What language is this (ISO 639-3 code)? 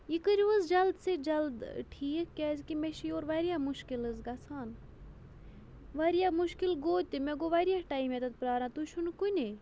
kas